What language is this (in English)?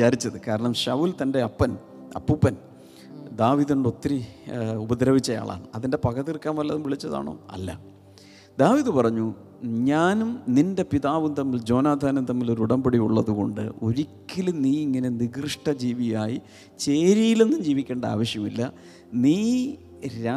Malayalam